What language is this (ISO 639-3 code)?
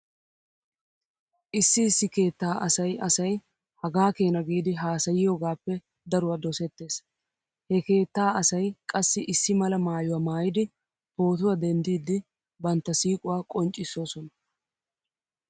wal